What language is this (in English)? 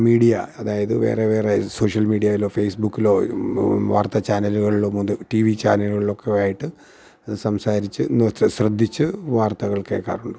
Malayalam